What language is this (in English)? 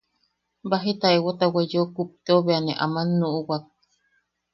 Yaqui